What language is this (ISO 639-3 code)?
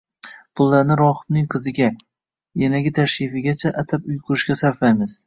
uzb